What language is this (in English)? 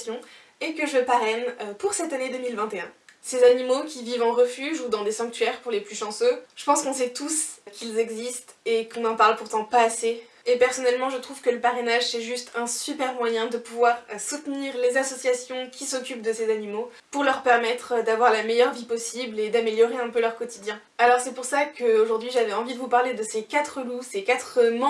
French